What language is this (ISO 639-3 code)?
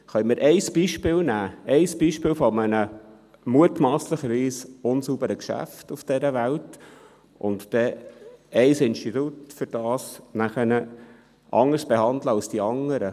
gsw